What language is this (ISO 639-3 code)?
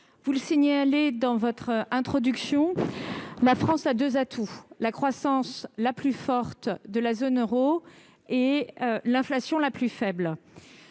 fra